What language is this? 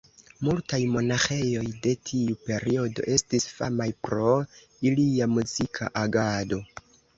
Esperanto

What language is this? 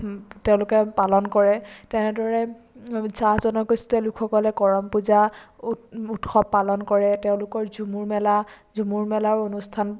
Assamese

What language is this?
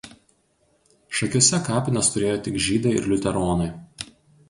Lithuanian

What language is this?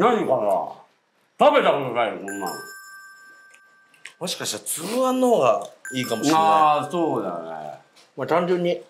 Japanese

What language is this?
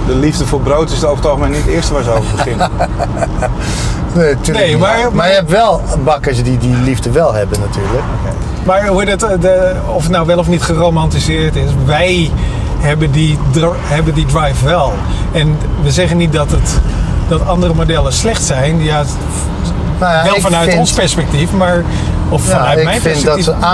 Dutch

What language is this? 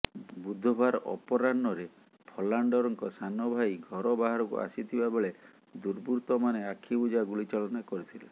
Odia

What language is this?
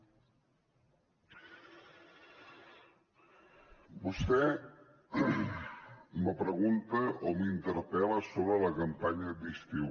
Catalan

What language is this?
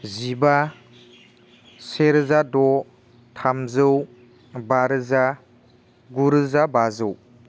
Bodo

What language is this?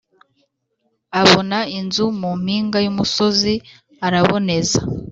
Kinyarwanda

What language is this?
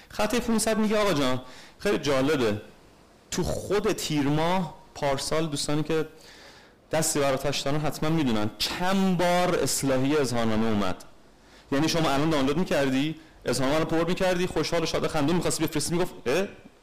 Persian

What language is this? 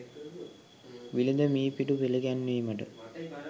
Sinhala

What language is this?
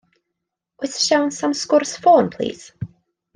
Welsh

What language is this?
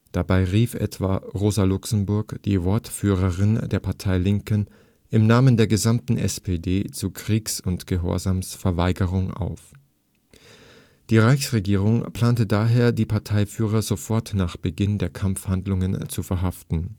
German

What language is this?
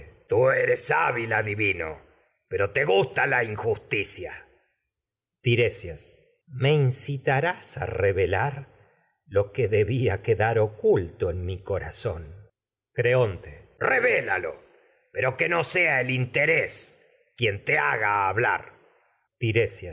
Spanish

